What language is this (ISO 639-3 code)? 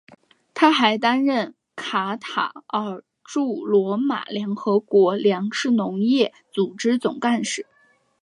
zho